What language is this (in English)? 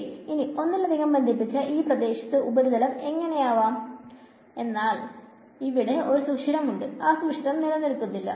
Malayalam